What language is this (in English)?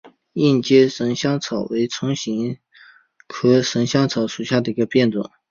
Chinese